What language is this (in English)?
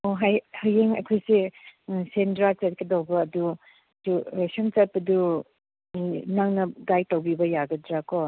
Manipuri